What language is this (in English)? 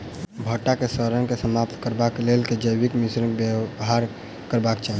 Maithili